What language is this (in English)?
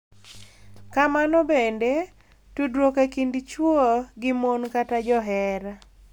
Luo (Kenya and Tanzania)